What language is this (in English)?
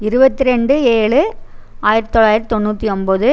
Tamil